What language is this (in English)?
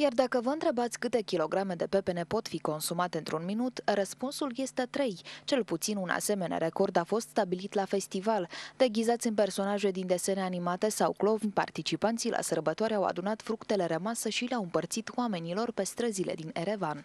Romanian